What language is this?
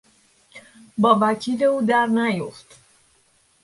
Persian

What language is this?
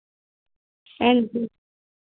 Dogri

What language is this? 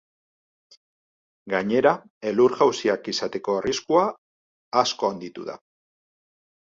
Basque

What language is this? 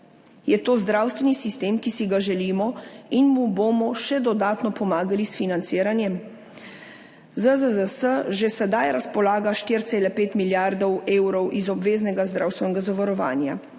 Slovenian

